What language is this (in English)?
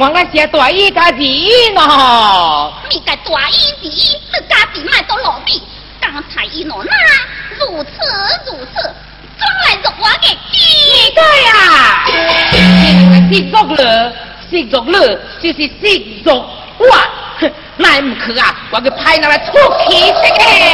Chinese